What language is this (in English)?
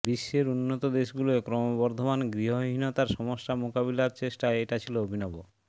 Bangla